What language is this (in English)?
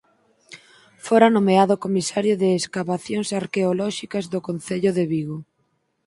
Galician